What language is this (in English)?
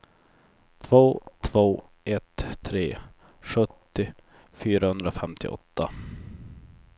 Swedish